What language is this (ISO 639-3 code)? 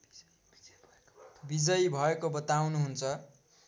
nep